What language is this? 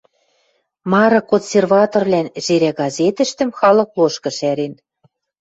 Western Mari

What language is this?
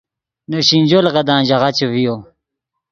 Yidgha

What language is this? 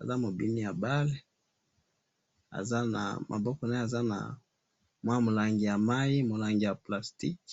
Lingala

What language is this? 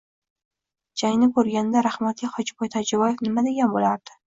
Uzbek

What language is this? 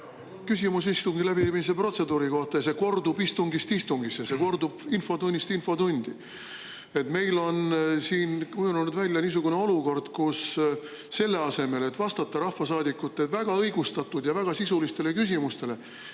Estonian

